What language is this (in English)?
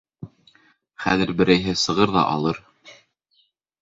Bashkir